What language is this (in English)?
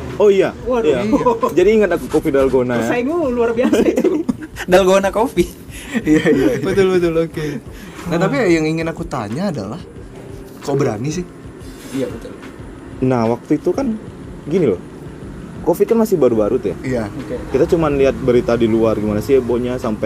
Indonesian